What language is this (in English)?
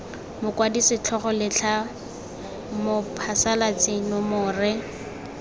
Tswana